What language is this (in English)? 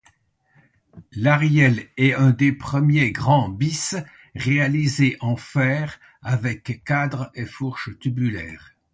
French